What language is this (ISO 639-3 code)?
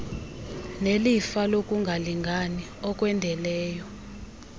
xho